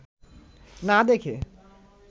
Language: Bangla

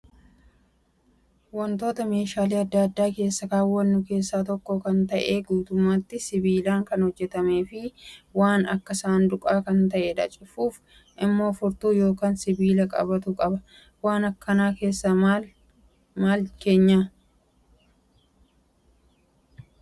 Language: Oromo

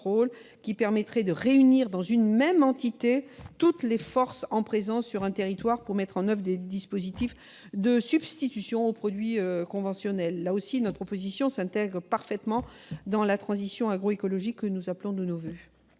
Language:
French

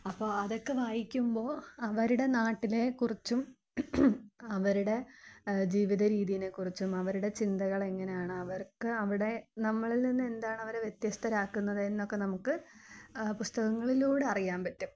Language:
Malayalam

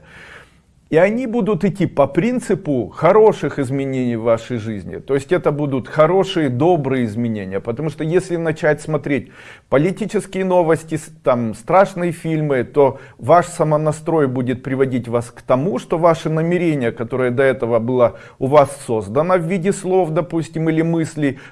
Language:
Russian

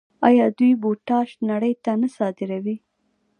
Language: Pashto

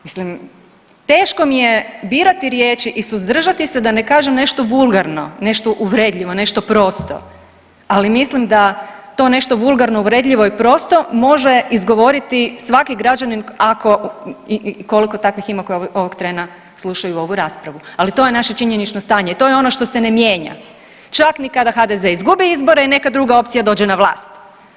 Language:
Croatian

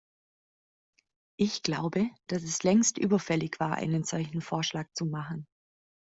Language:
German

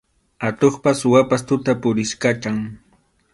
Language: Arequipa-La Unión Quechua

